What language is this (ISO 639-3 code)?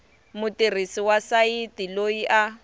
tso